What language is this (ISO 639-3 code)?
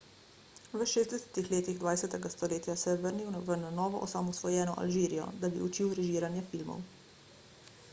slv